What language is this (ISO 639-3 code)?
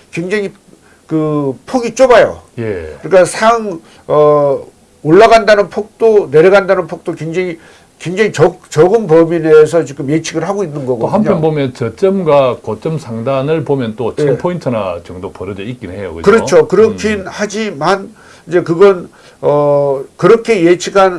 kor